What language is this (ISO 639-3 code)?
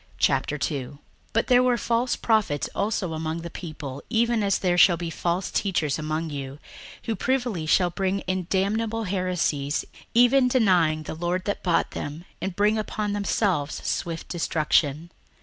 eng